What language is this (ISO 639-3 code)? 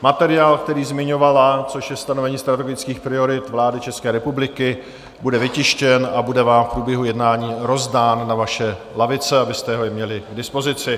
ces